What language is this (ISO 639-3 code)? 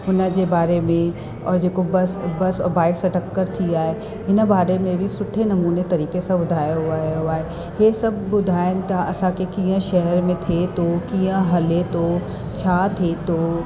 snd